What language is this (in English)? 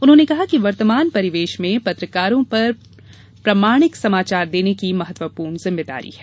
Hindi